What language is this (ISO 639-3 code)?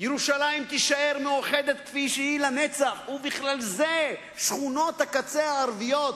heb